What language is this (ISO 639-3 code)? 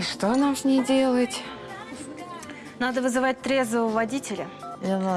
rus